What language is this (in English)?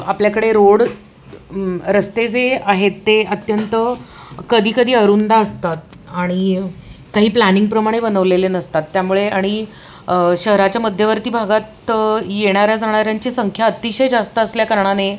Marathi